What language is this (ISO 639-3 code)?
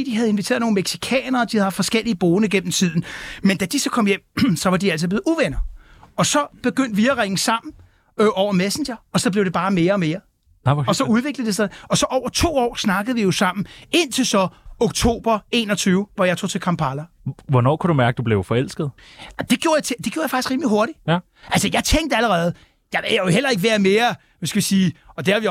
dan